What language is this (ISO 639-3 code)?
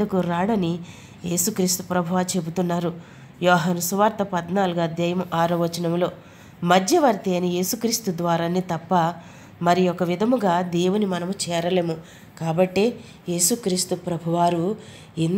tel